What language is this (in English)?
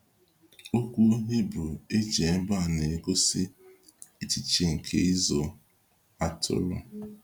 Igbo